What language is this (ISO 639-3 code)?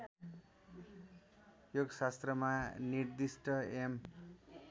nep